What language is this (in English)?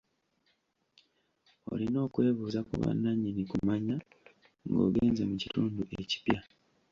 Ganda